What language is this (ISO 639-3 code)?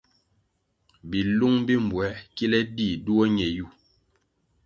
nmg